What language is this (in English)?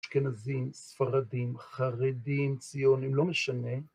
Hebrew